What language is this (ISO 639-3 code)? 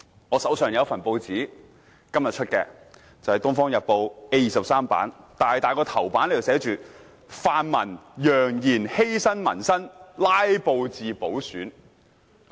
yue